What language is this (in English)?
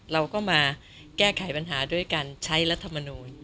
Thai